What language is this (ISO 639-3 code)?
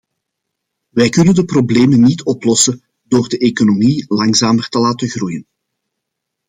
nld